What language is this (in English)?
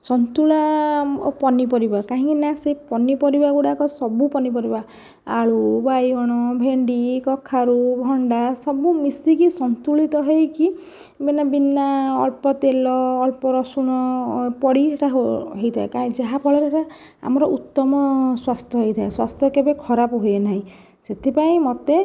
Odia